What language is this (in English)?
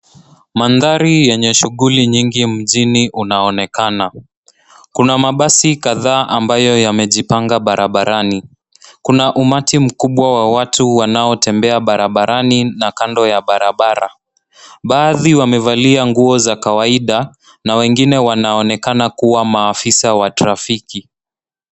Swahili